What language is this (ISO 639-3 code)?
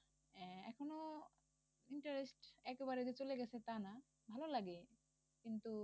ben